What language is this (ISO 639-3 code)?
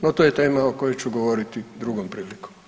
hrv